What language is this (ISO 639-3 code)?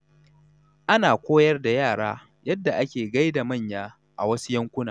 hau